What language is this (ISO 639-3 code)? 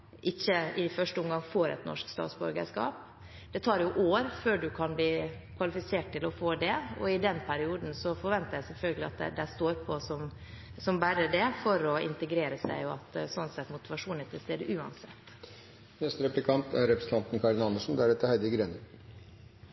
nob